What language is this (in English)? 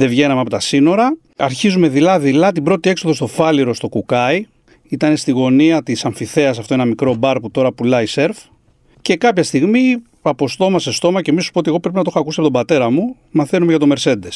Greek